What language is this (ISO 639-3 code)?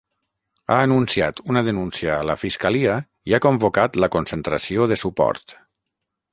cat